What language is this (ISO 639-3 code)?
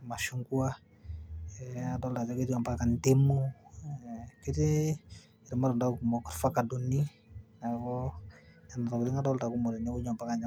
mas